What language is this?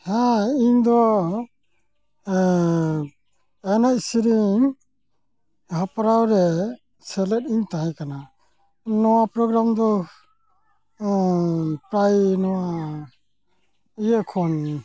Santali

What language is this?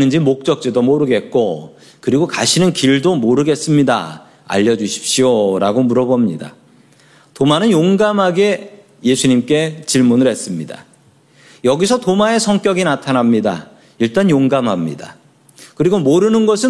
Korean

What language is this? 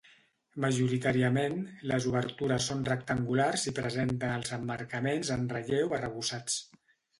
Catalan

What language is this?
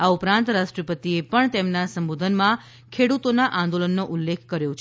Gujarati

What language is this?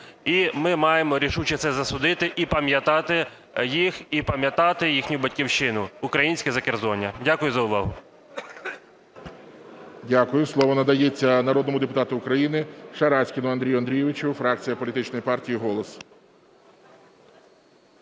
Ukrainian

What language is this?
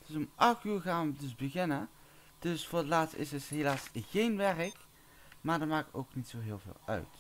Dutch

